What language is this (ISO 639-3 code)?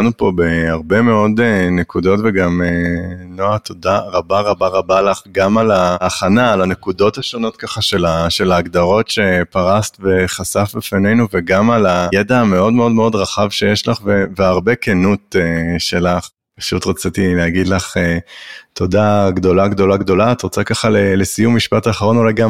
heb